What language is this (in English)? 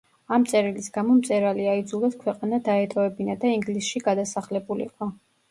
Georgian